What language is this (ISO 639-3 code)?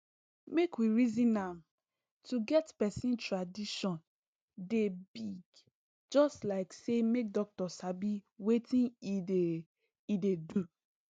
pcm